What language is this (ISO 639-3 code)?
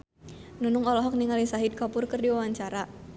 sun